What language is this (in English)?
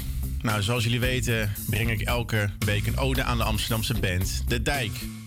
Dutch